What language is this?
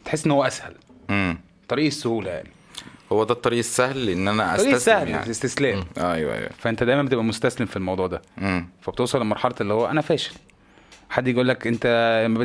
Arabic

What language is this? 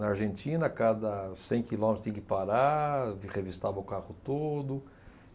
Portuguese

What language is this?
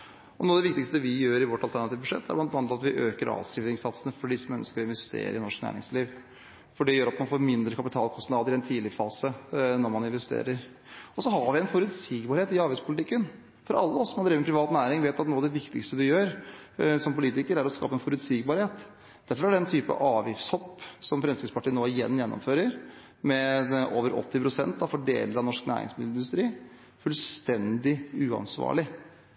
Norwegian Bokmål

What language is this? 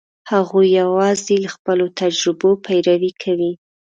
Pashto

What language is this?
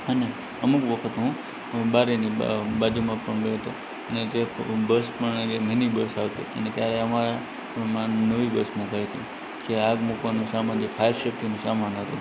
Gujarati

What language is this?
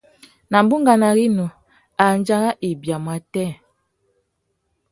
Tuki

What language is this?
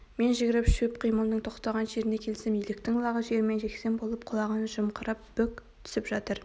Kazakh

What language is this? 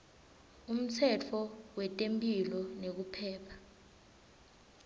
Swati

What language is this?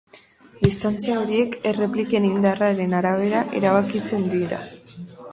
Basque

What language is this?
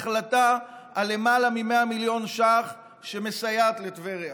Hebrew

